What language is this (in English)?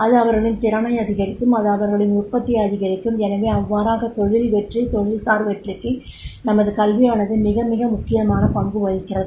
Tamil